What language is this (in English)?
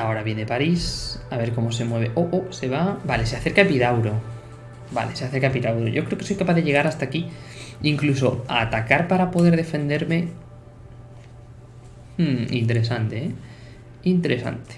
Spanish